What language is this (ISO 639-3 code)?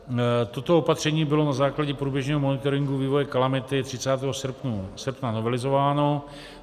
ces